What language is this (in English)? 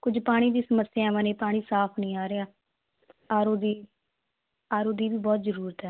Punjabi